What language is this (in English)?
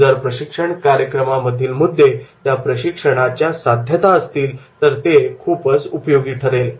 Marathi